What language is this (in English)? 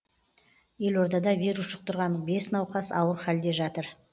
Kazakh